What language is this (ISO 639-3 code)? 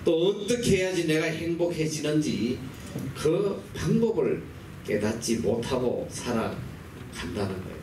kor